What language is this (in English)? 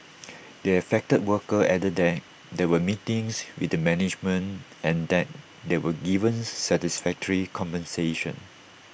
English